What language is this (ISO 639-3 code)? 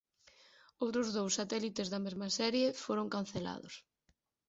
glg